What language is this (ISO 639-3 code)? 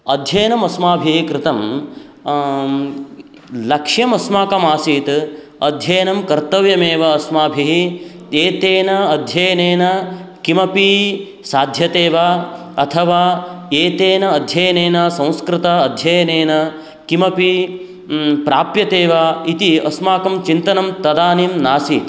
san